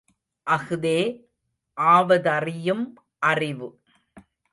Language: Tamil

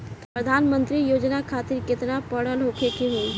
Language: Bhojpuri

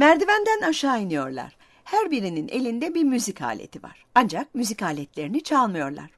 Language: Turkish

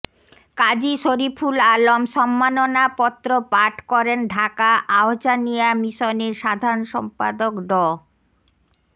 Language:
Bangla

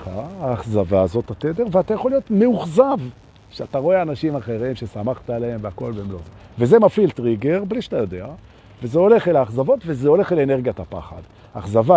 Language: Hebrew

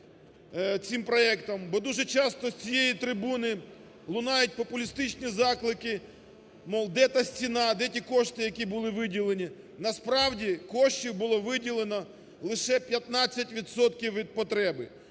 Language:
Ukrainian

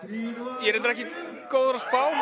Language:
Icelandic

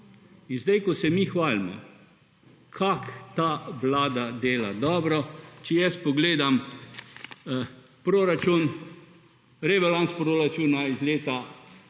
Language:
Slovenian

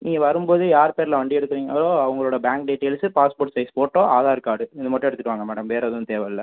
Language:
Tamil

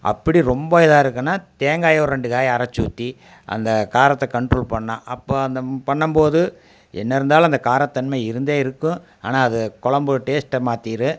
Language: Tamil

